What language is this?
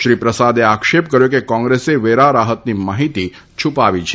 Gujarati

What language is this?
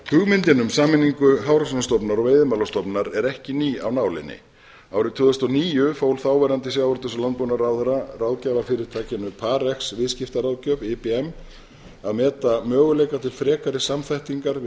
Icelandic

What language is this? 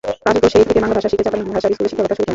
Bangla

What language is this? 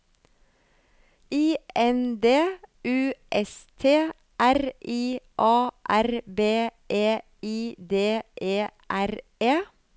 Norwegian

